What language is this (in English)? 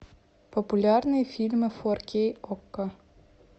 Russian